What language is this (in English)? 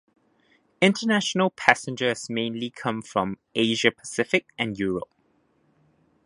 English